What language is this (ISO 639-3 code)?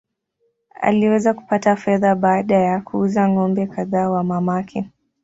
swa